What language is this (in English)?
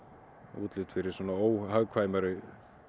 Icelandic